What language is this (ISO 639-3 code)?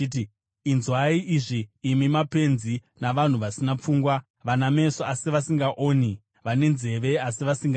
sna